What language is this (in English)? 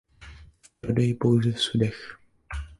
Czech